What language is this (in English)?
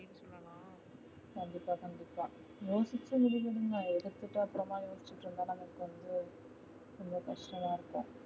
Tamil